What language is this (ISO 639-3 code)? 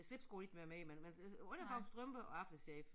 dan